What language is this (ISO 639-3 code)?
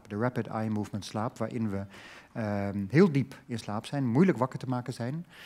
nld